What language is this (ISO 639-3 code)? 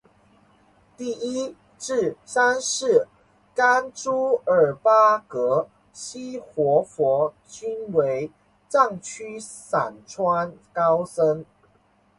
zho